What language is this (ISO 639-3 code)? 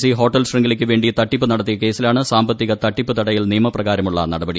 mal